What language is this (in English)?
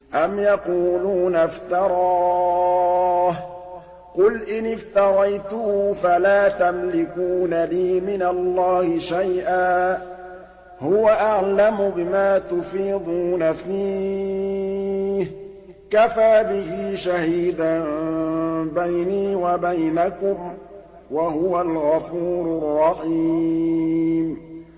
Arabic